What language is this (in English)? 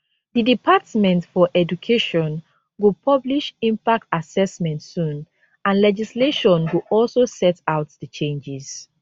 Nigerian Pidgin